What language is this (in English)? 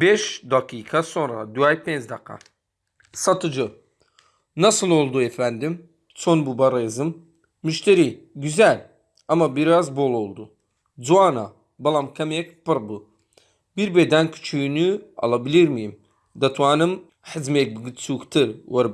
Turkish